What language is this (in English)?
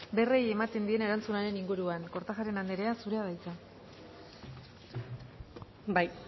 Basque